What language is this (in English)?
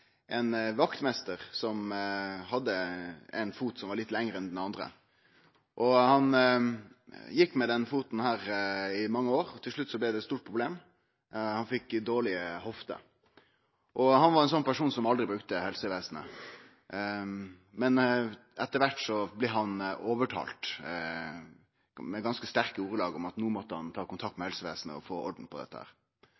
Norwegian Nynorsk